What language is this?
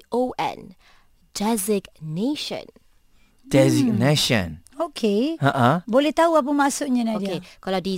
Malay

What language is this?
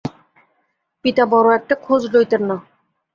Bangla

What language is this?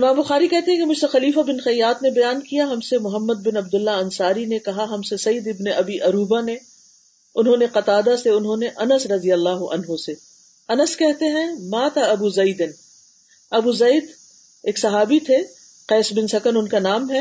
Urdu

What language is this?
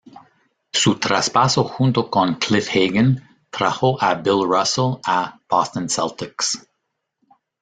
Spanish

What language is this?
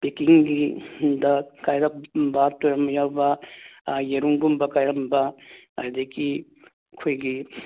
Manipuri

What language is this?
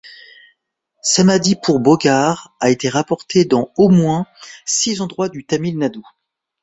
French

